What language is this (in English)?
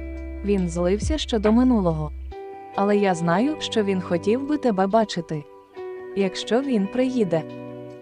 Ukrainian